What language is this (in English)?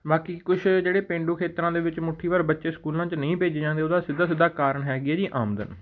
Punjabi